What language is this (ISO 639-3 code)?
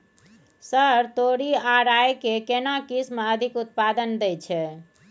mai